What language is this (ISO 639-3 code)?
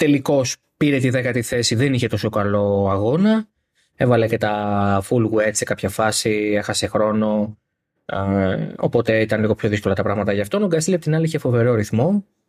ell